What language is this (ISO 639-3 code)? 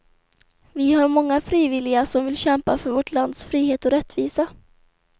swe